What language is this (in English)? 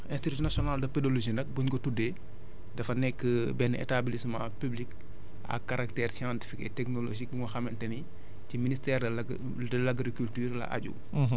Wolof